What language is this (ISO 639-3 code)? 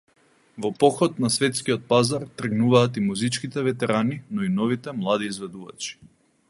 mkd